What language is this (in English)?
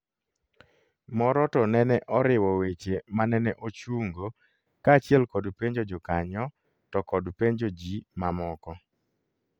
Luo (Kenya and Tanzania)